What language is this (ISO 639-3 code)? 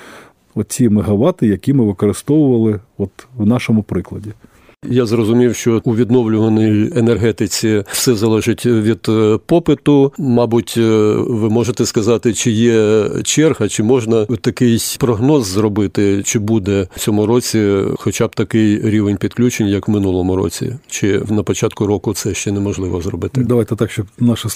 ukr